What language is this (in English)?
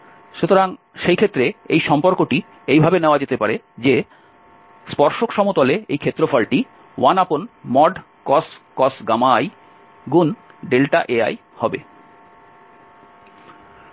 Bangla